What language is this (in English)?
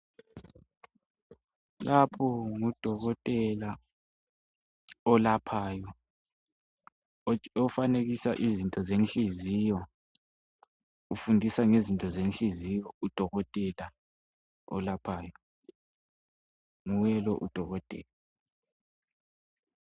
North Ndebele